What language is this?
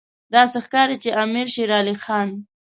Pashto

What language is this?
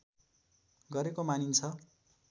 Nepali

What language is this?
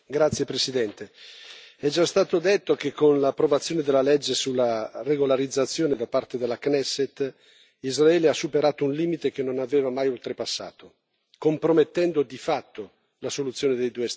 Italian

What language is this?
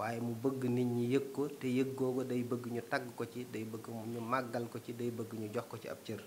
Indonesian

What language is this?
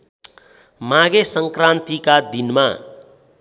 Nepali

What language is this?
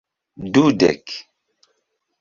Esperanto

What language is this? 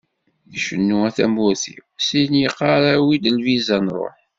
Kabyle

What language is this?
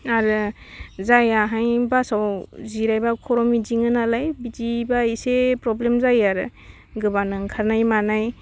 Bodo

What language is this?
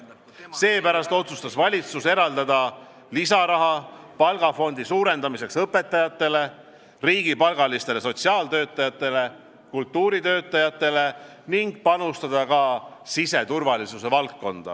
Estonian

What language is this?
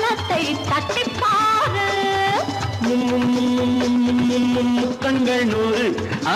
Hindi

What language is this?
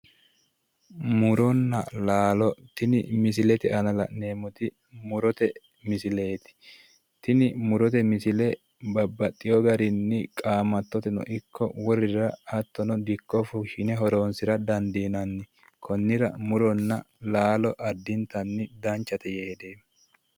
Sidamo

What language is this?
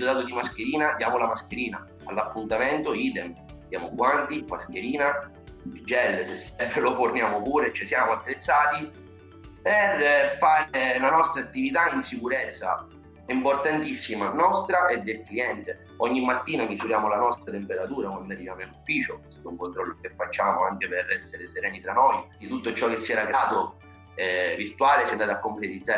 Italian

